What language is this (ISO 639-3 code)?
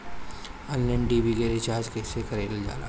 bho